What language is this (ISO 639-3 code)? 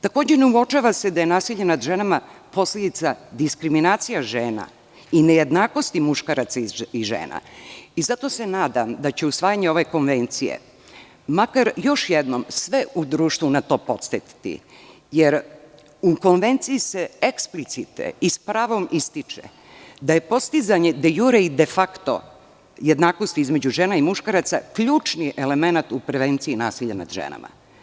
srp